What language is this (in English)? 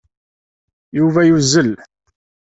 Kabyle